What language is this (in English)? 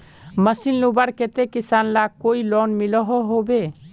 Magahi